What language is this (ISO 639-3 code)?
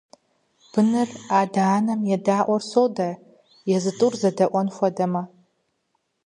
kbd